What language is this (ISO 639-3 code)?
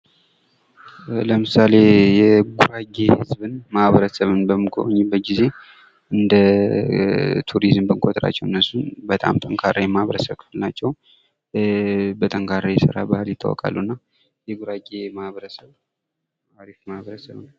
amh